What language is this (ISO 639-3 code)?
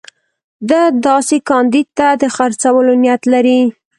pus